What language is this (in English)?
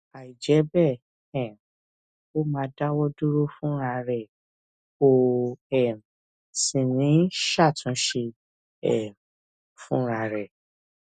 Yoruba